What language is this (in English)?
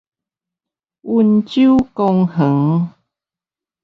Min Nan Chinese